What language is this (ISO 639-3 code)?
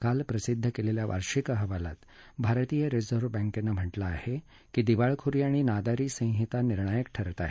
mar